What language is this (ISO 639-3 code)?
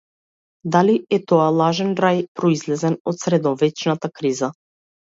mkd